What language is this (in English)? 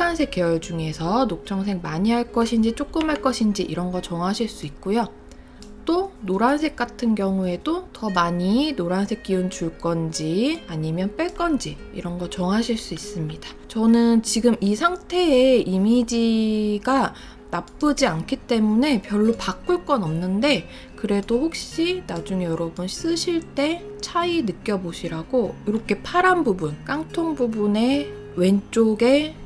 Korean